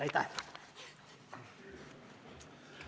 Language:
Estonian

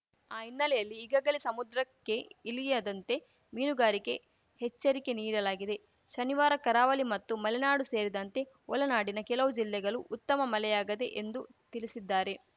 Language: Kannada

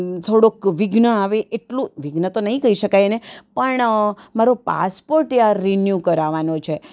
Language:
Gujarati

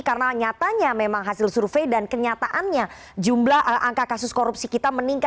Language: Indonesian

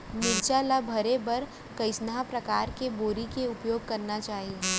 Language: Chhattisgarhi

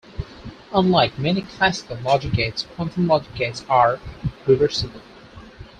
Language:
English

